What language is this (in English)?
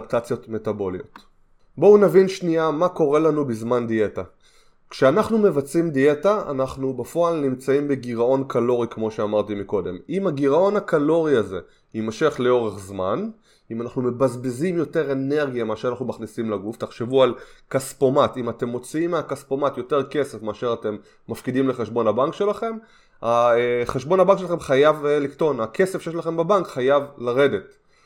Hebrew